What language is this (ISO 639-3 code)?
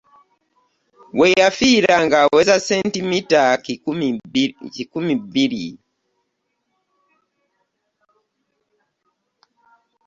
lug